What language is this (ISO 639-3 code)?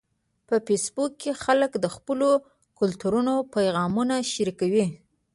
pus